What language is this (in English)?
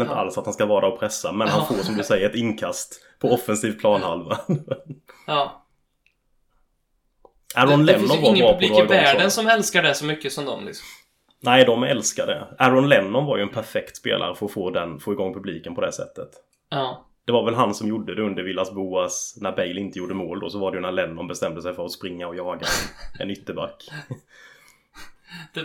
Swedish